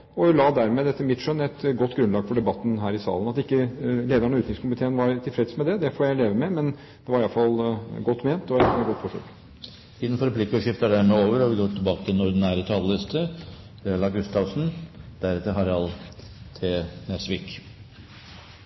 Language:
Norwegian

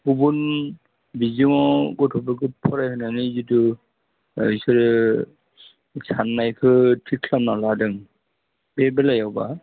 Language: Bodo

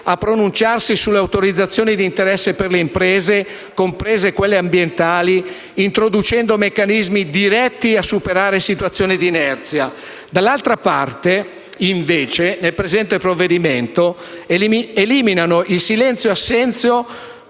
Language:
Italian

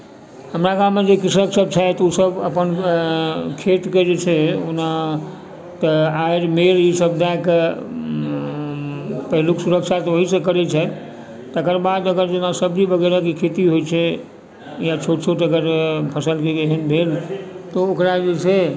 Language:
Maithili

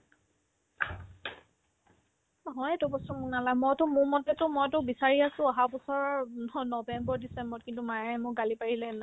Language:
Assamese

